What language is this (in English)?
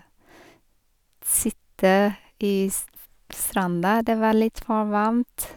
Norwegian